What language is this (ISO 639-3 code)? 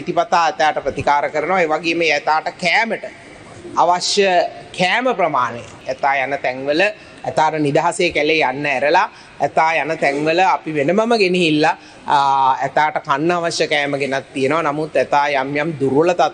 tha